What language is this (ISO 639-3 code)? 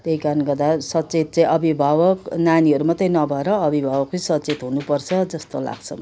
nep